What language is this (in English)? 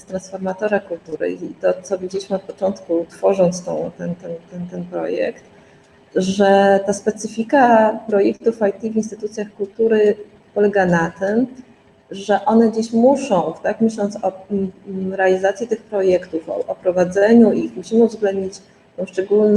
Polish